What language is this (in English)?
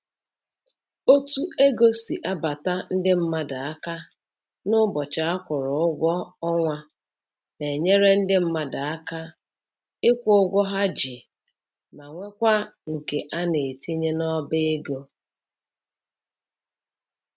Igbo